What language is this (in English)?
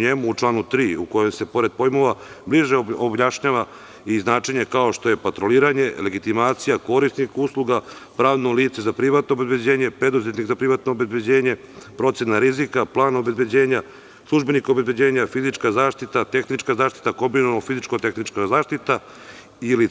Serbian